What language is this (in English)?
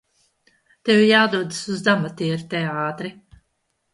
Latvian